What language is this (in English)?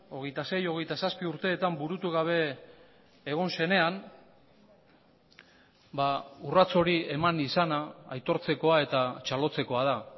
Basque